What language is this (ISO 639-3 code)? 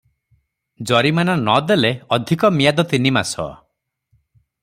ori